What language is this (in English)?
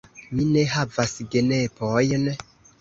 Esperanto